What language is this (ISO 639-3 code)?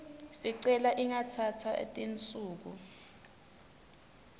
ssw